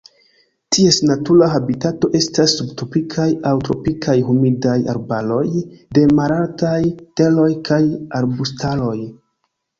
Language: Esperanto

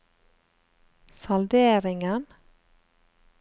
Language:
Norwegian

